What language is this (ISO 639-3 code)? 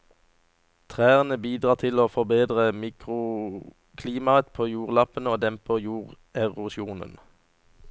nor